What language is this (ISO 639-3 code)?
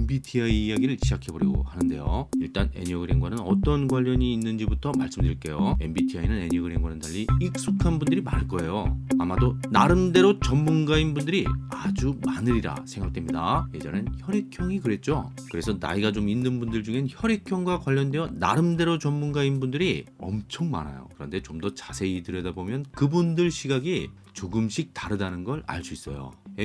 kor